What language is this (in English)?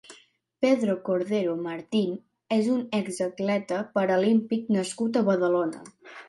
Catalan